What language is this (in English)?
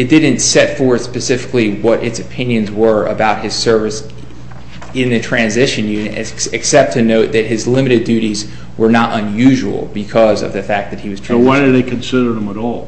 English